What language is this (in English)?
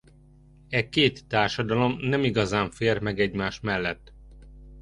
Hungarian